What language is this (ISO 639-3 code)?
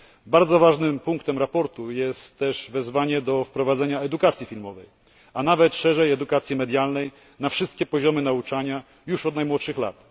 pol